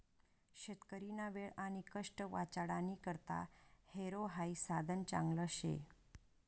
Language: Marathi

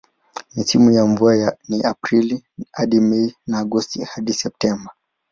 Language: Swahili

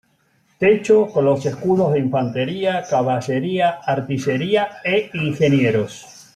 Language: Spanish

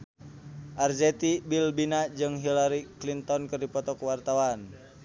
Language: Sundanese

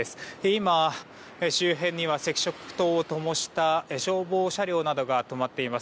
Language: Japanese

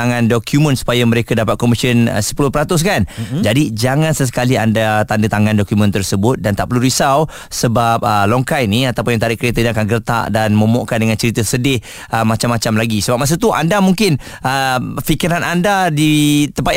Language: Malay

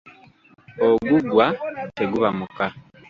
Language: Ganda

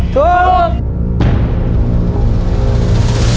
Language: Thai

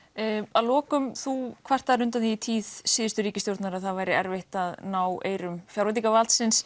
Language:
Icelandic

